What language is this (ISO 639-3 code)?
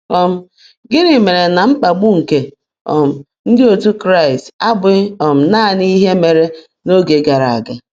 ibo